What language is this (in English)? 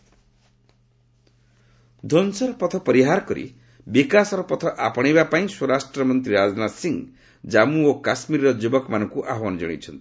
Odia